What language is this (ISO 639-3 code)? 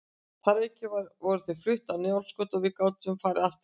isl